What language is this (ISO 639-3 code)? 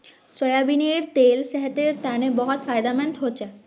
mag